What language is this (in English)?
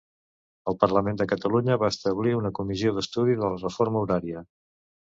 Catalan